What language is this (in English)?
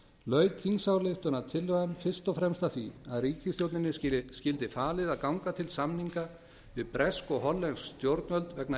Icelandic